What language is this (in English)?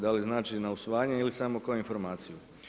Croatian